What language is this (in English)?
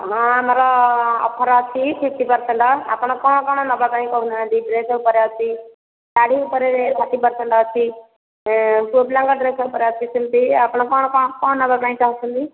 Odia